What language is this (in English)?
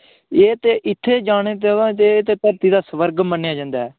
Dogri